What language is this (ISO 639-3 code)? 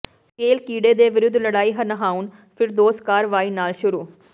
pan